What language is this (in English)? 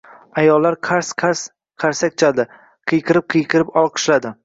Uzbek